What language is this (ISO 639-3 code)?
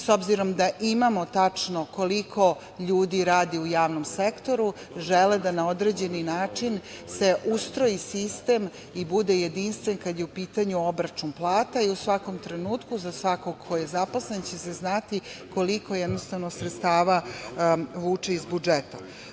srp